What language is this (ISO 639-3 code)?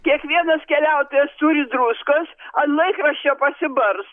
lit